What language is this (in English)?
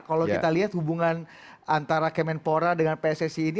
Indonesian